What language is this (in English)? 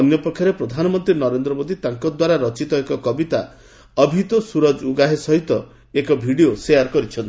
Odia